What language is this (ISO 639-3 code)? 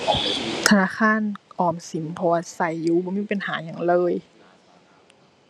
tha